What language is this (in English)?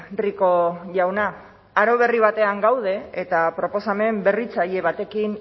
Basque